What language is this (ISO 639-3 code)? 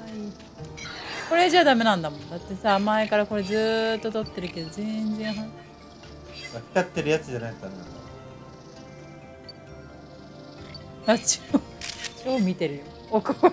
jpn